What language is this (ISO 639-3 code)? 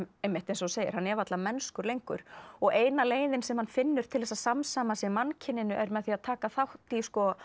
isl